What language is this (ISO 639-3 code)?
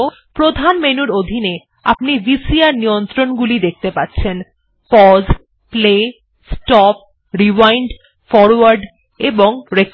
ben